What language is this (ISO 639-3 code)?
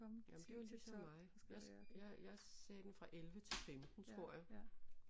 dan